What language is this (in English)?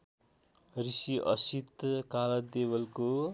Nepali